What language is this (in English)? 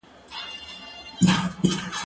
Pashto